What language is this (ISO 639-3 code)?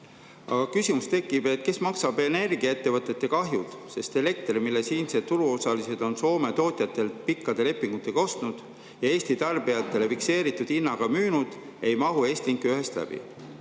est